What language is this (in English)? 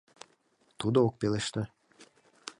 Mari